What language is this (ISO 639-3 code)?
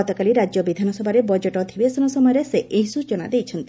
ori